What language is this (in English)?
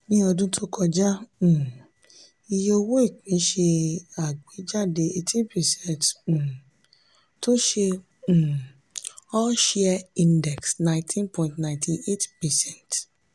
Yoruba